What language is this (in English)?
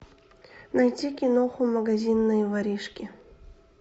Russian